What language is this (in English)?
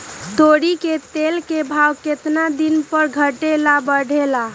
Magahi